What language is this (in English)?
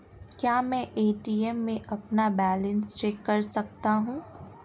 Hindi